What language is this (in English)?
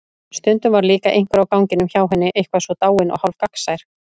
Icelandic